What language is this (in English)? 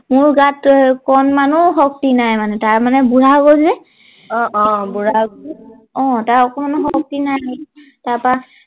Assamese